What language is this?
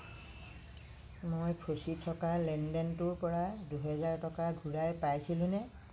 Assamese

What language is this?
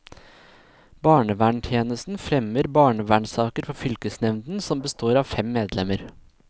Norwegian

